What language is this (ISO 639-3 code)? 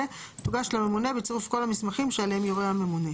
heb